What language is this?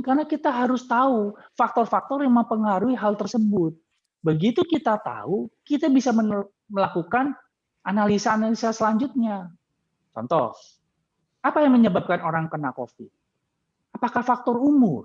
Indonesian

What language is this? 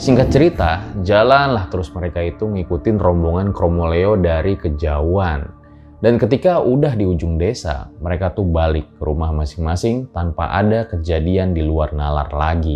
Indonesian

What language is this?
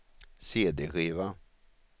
Swedish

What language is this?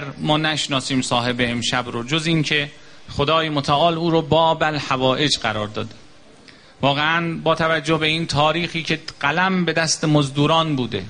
Persian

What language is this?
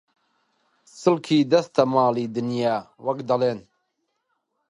Central Kurdish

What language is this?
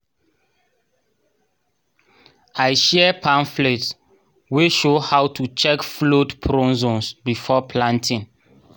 Nigerian Pidgin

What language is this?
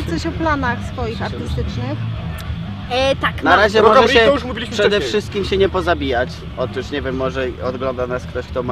Polish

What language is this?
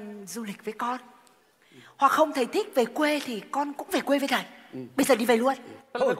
Vietnamese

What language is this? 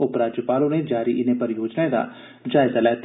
Dogri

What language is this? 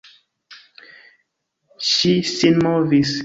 Esperanto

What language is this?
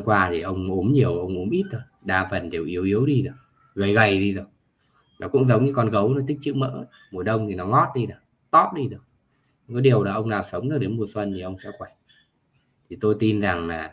Vietnamese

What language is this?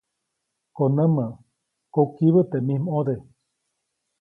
Copainalá Zoque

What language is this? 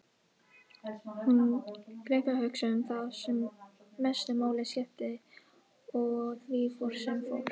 Icelandic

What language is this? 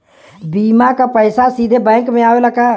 Bhojpuri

